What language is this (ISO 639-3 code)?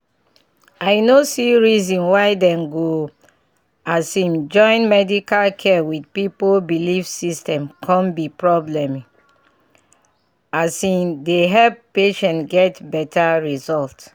pcm